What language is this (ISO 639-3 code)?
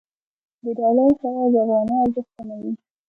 pus